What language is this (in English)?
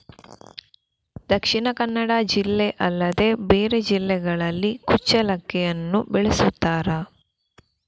Kannada